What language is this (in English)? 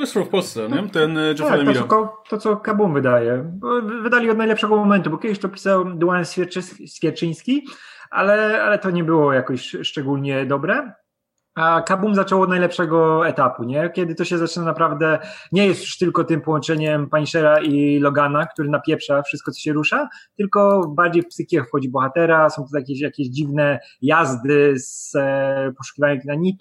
Polish